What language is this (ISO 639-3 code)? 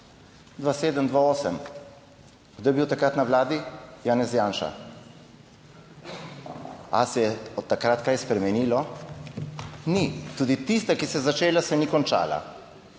slv